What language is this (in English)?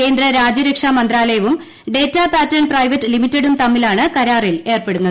Malayalam